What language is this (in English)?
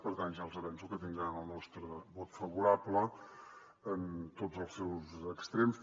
Catalan